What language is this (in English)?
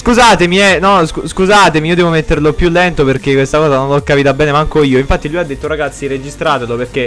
Italian